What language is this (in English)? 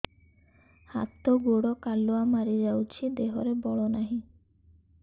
Odia